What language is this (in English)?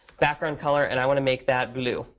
English